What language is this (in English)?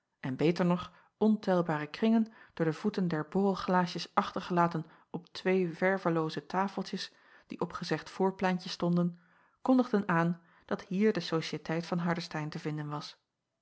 Dutch